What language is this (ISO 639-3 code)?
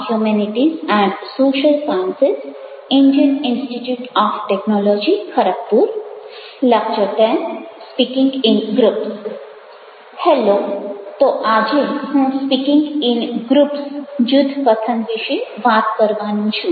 guj